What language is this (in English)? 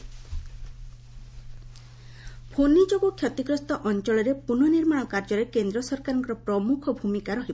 Odia